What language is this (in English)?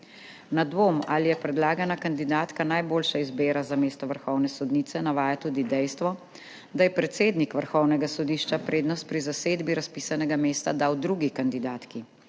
Slovenian